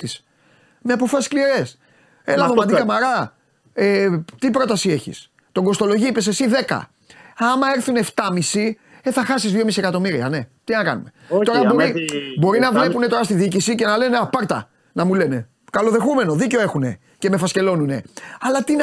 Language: Greek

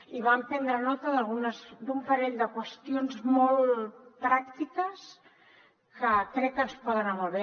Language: Catalan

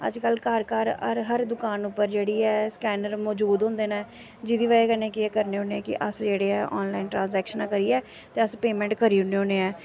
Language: Dogri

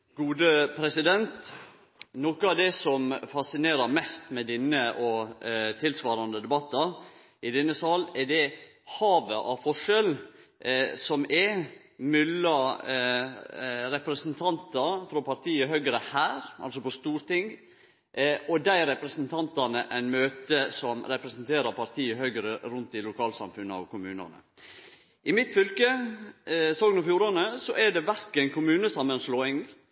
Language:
Norwegian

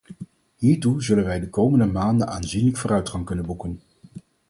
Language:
Dutch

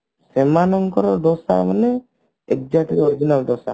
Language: Odia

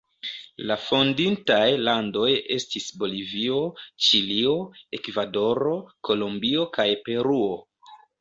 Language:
Esperanto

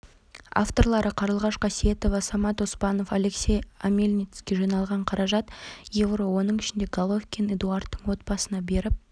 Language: Kazakh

